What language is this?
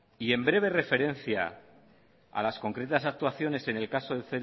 Spanish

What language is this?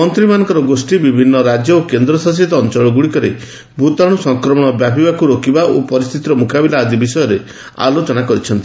Odia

